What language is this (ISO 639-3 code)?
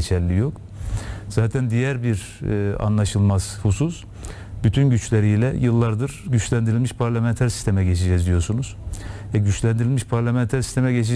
tur